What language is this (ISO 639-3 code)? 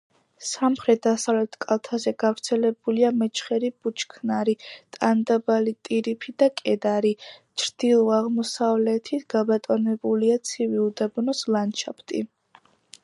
kat